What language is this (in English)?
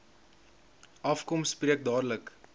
Afrikaans